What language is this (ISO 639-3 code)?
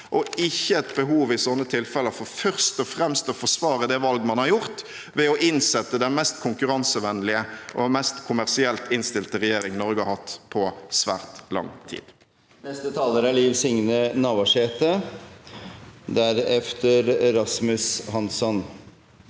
nor